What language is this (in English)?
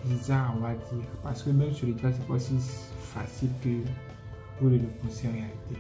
French